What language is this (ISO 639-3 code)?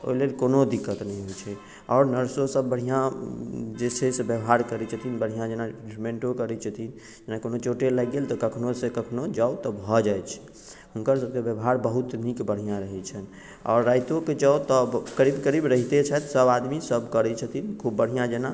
mai